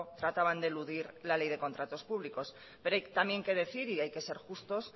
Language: Spanish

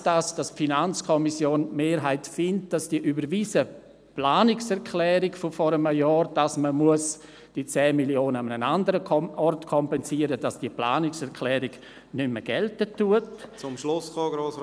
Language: Swiss German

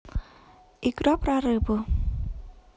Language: Russian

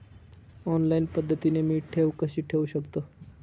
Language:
Marathi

